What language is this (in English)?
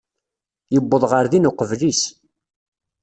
Kabyle